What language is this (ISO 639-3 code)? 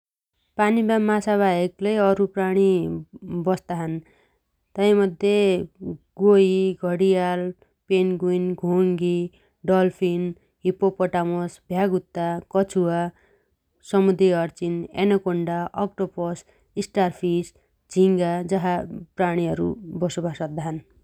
dty